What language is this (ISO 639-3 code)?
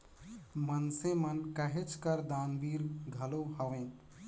hne